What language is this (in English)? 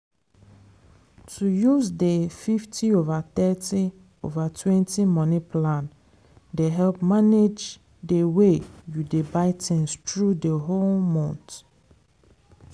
Nigerian Pidgin